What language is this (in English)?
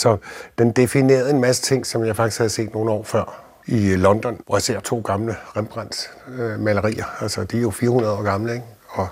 Danish